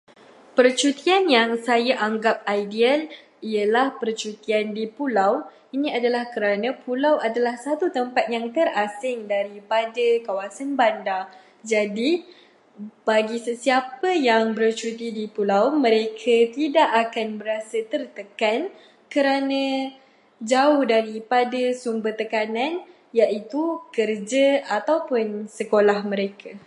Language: Malay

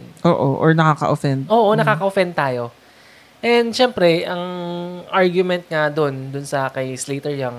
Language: Filipino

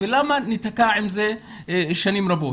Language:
Hebrew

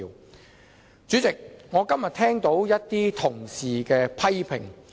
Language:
Cantonese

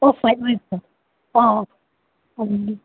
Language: Manipuri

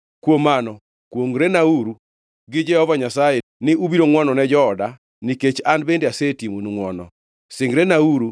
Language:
Luo (Kenya and Tanzania)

